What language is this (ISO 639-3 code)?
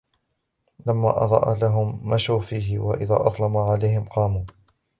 ara